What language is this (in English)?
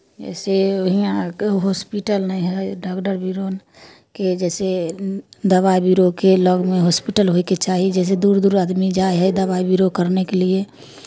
Maithili